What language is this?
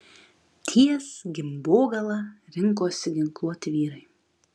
Lithuanian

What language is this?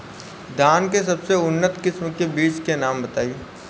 Bhojpuri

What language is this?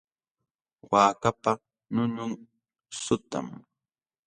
Jauja Wanca Quechua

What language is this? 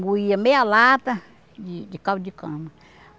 Portuguese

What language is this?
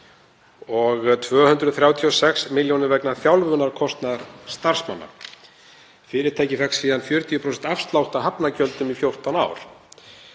Icelandic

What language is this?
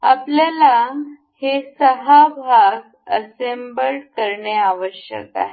Marathi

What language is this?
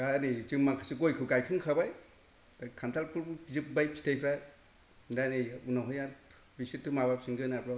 Bodo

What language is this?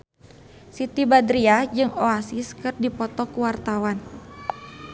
Sundanese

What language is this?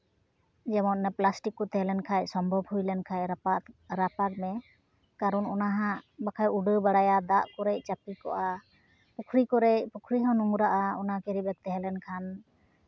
Santali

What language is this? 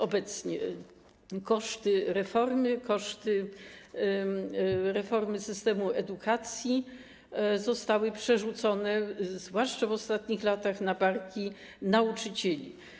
Polish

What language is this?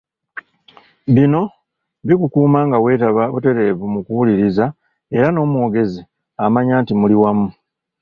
Ganda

